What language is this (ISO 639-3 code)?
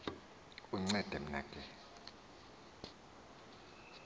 xho